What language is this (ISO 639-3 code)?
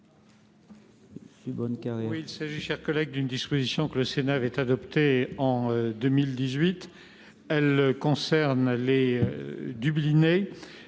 fra